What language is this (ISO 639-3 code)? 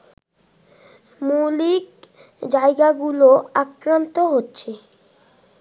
ben